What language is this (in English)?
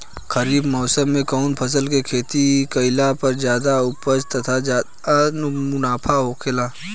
Bhojpuri